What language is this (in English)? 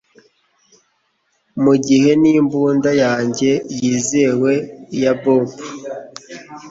Kinyarwanda